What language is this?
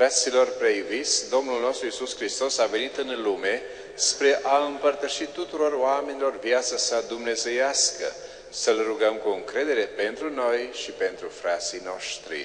Romanian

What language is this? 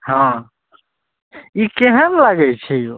Maithili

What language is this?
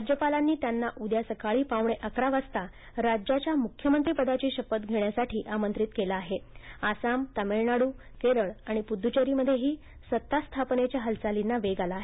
Marathi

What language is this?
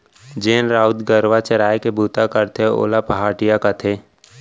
Chhattisgarhi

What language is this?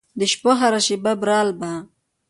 Pashto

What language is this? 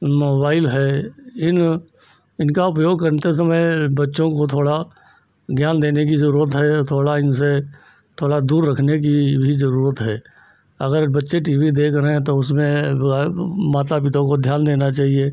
Hindi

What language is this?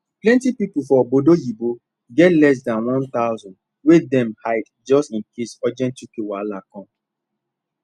Nigerian Pidgin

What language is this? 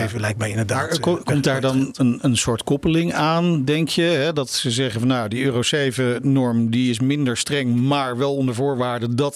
Dutch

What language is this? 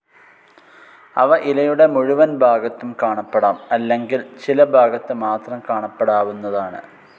Malayalam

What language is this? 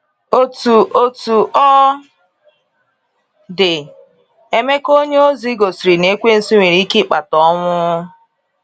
Igbo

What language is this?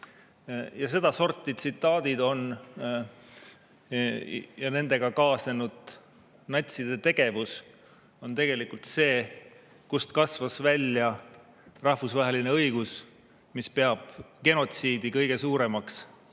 Estonian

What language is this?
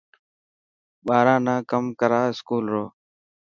Dhatki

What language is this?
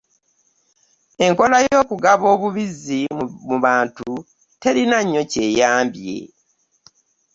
Ganda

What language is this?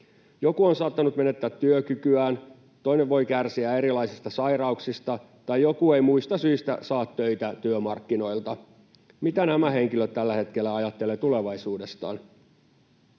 Finnish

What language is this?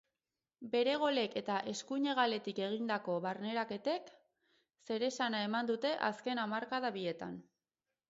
Basque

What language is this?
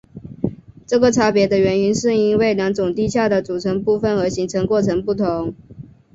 Chinese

